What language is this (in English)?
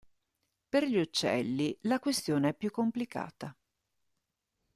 Italian